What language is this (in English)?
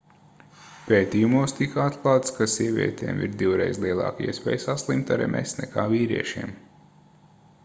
Latvian